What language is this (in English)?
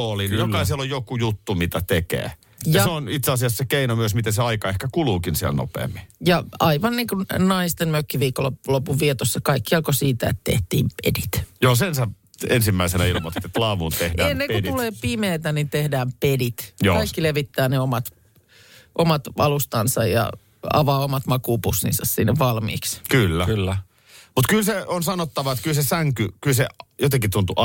Finnish